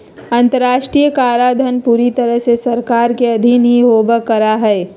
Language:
Magahi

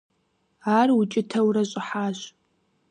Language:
Kabardian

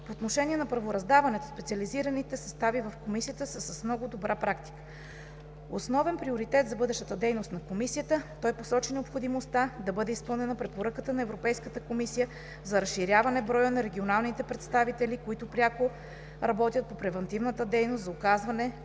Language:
Bulgarian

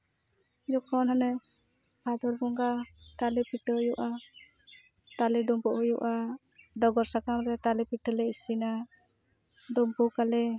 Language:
Santali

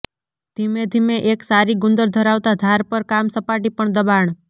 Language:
Gujarati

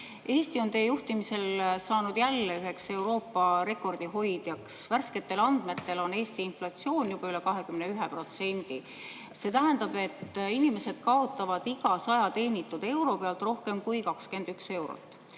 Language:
Estonian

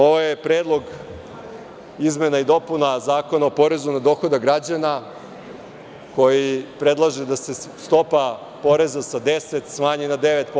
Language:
Serbian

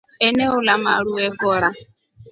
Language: Rombo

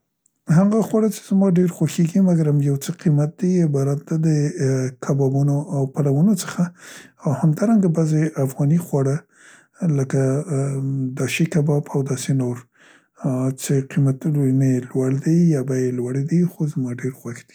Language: Central Pashto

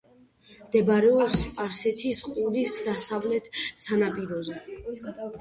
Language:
Georgian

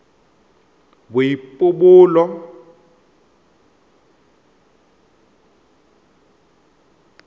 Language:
Tswana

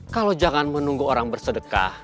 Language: Indonesian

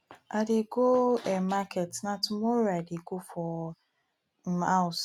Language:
Nigerian Pidgin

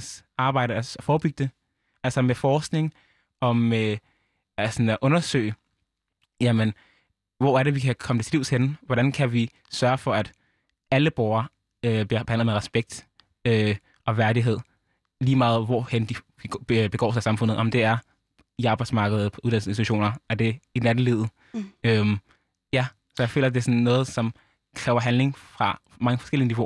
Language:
Danish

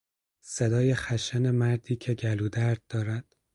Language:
Persian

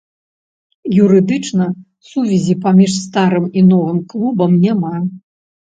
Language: Belarusian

